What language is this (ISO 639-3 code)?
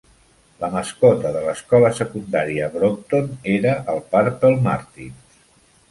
cat